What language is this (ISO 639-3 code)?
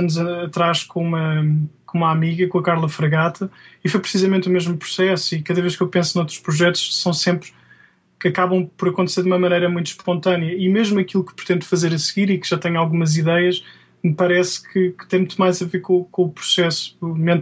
por